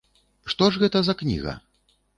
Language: Belarusian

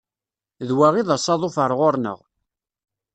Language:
Kabyle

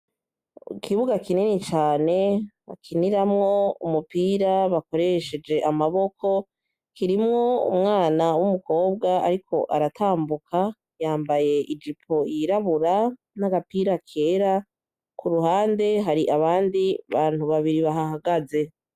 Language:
Rundi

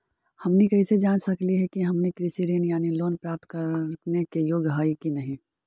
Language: Magahi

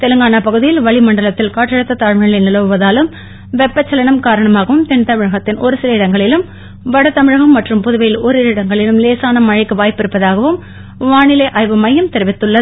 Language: Tamil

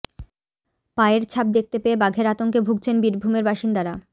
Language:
Bangla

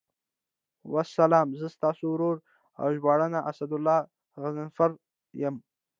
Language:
Pashto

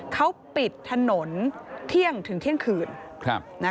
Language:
Thai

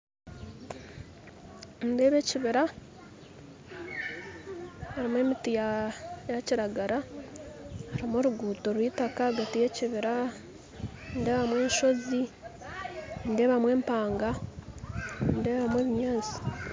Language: Nyankole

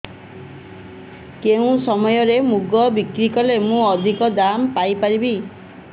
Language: Odia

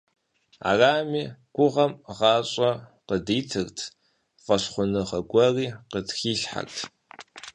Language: Kabardian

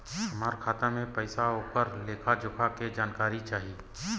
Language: Bhojpuri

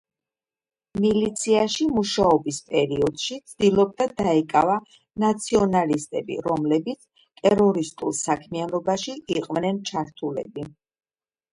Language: Georgian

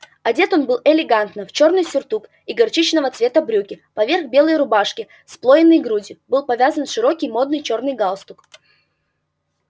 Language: Russian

